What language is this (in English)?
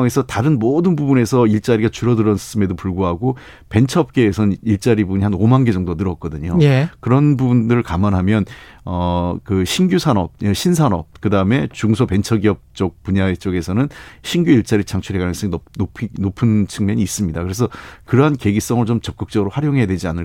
Korean